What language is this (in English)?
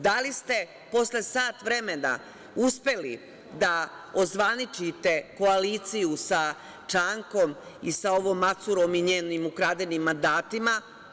Serbian